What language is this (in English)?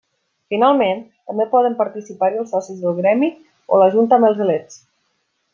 Catalan